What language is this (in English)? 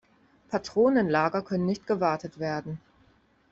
German